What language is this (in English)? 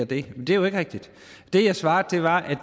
Danish